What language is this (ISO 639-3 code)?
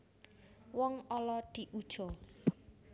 jav